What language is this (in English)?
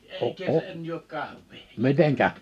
Finnish